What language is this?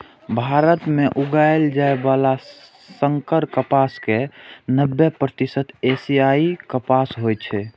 Maithili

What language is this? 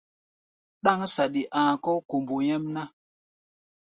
Gbaya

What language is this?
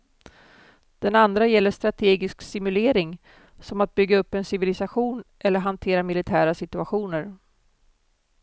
Swedish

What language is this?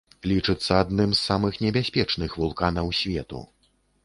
Belarusian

